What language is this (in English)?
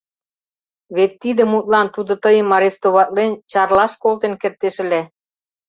Mari